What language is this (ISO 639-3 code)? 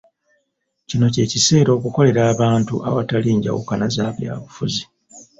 lug